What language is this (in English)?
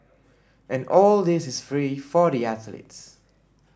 English